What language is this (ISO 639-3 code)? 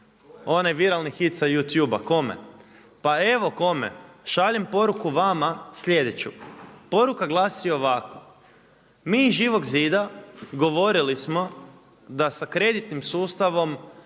hrv